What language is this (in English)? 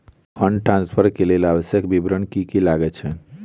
Maithili